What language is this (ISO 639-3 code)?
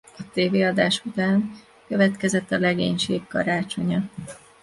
hun